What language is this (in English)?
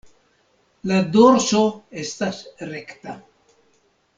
Esperanto